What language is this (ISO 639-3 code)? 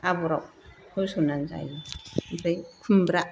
brx